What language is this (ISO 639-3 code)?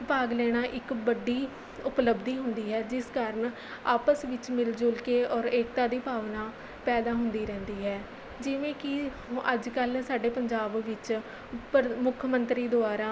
pan